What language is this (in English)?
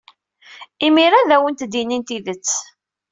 Kabyle